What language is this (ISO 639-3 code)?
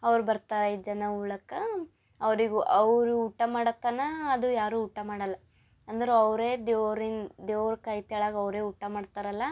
kan